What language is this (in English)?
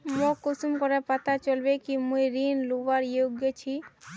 Magahi